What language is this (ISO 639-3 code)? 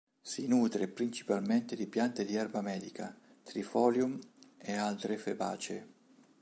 ita